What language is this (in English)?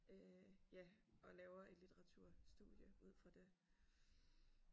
Danish